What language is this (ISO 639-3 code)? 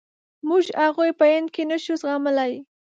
pus